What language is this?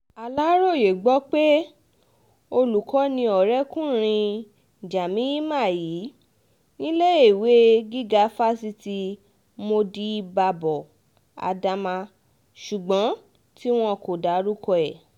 Yoruba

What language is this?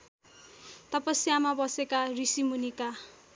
Nepali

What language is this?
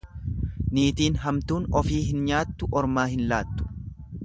Oromo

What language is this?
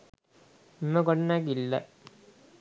Sinhala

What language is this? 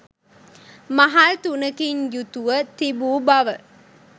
Sinhala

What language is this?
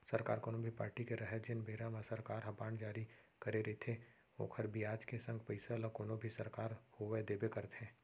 Chhattisgarhi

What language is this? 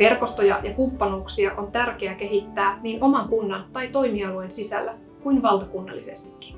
Finnish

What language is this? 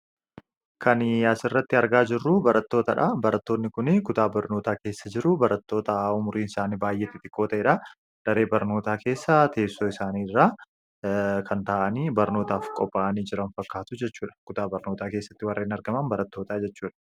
Oromo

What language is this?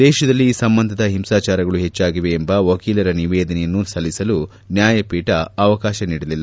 Kannada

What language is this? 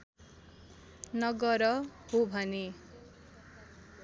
Nepali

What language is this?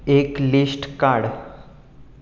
Konkani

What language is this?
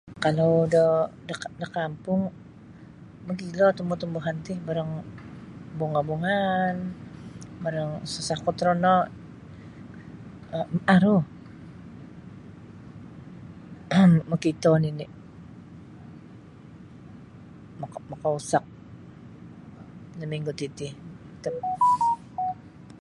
Sabah Bisaya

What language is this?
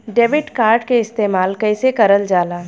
Bhojpuri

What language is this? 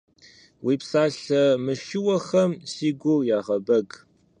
Kabardian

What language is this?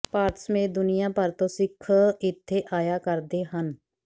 Punjabi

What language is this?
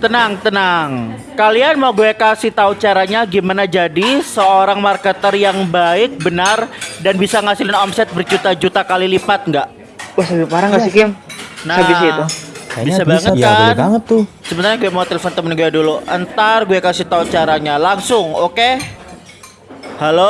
Indonesian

